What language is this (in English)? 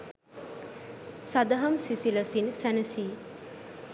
Sinhala